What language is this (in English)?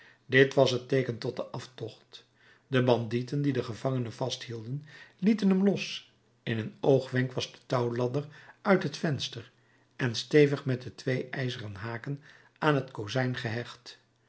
Dutch